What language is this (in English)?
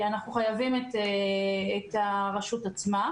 Hebrew